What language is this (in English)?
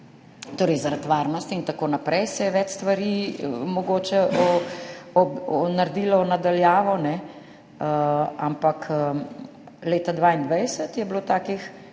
Slovenian